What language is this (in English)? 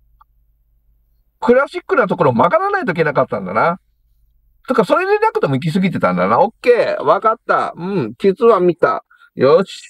Japanese